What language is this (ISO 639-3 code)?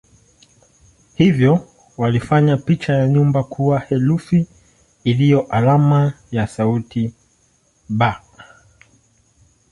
swa